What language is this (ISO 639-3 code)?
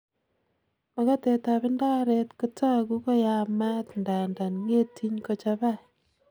kln